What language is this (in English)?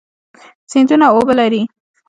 Pashto